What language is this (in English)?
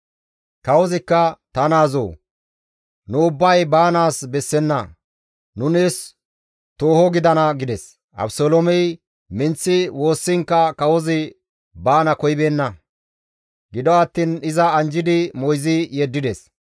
Gamo